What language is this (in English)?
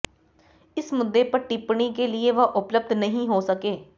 Hindi